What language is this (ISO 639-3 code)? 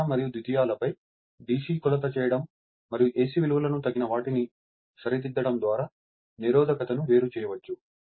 tel